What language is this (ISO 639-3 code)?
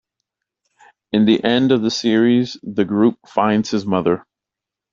eng